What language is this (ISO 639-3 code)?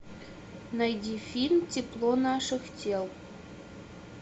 rus